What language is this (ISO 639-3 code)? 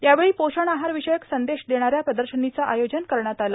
mar